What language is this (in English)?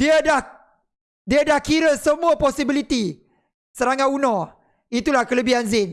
Malay